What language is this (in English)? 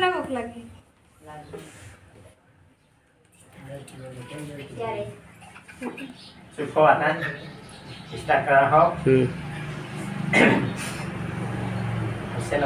Indonesian